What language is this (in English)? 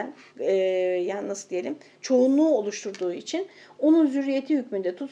Turkish